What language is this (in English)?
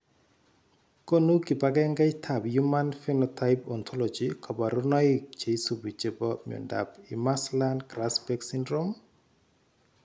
Kalenjin